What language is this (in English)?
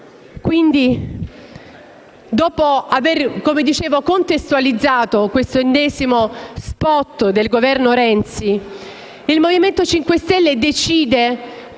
Italian